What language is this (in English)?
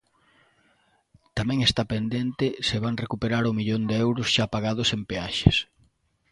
Galician